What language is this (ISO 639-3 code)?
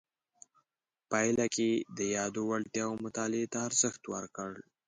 pus